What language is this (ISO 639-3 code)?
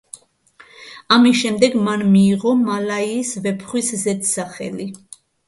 kat